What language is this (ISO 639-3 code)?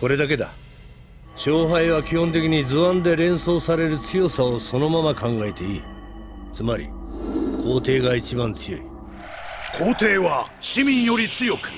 jpn